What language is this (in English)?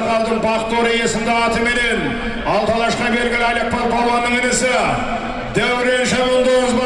Turkish